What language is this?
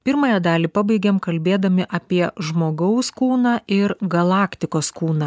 Lithuanian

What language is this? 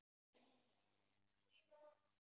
Icelandic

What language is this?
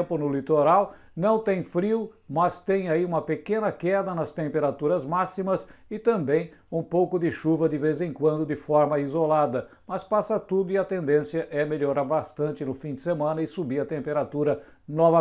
Portuguese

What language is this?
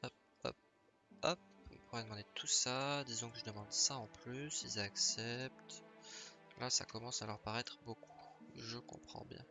French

